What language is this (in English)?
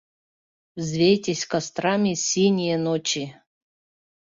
Mari